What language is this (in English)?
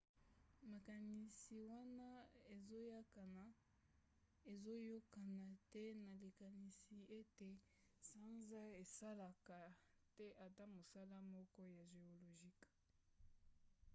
Lingala